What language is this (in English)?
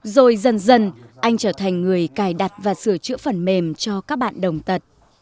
Vietnamese